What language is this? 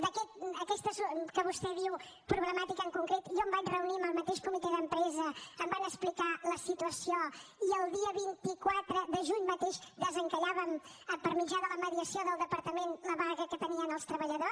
Catalan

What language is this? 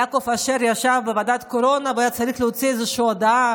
Hebrew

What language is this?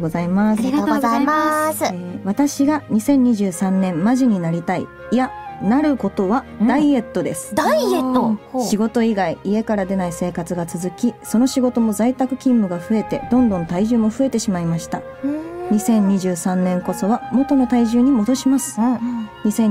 Japanese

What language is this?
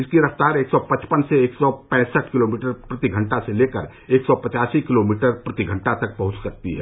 Hindi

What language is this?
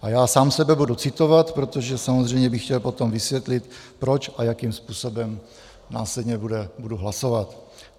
Czech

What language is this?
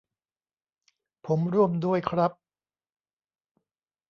Thai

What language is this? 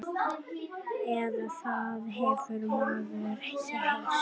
Icelandic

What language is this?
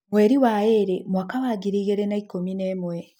Kikuyu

